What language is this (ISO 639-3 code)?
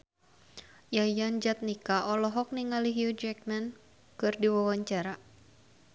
sun